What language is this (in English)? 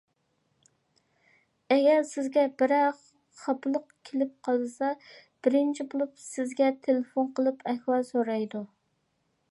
Uyghur